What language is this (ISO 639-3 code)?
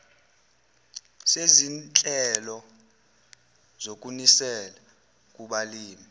zul